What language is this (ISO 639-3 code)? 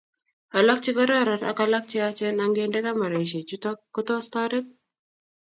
kln